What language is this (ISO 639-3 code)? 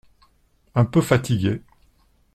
fra